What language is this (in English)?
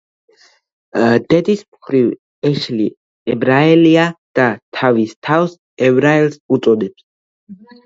Georgian